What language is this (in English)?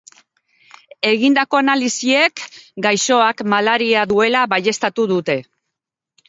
Basque